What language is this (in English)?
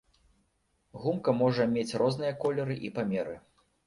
Belarusian